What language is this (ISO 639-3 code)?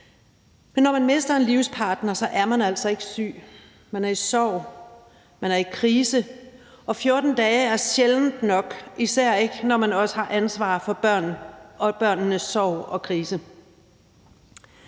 dan